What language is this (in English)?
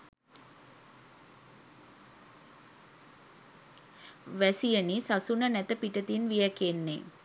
Sinhala